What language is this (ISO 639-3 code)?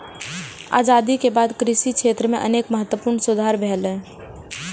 mai